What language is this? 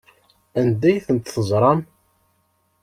Kabyle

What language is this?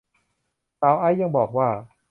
Thai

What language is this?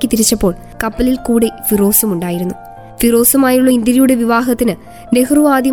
Malayalam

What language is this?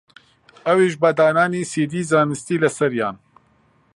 Central Kurdish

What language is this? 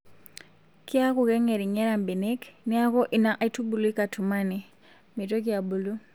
Masai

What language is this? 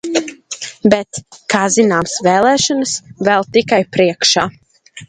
Latvian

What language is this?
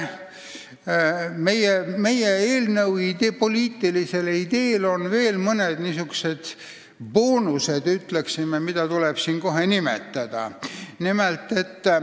Estonian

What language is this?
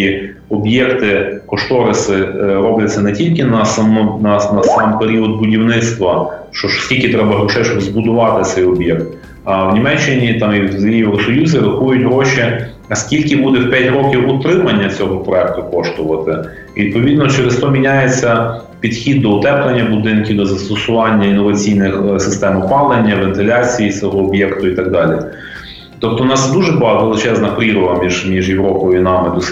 Ukrainian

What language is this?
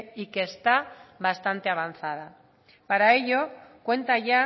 Spanish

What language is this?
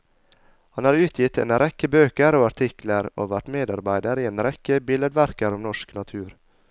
Norwegian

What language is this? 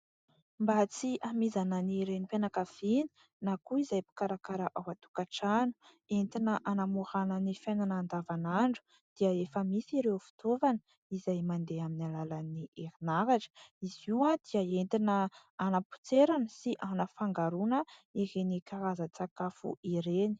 Malagasy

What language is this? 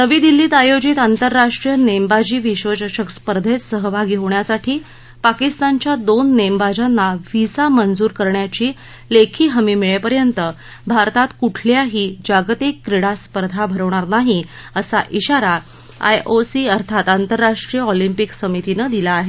Marathi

